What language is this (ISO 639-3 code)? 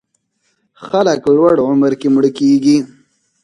pus